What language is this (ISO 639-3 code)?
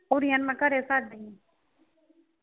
pan